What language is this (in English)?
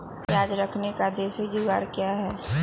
Magahi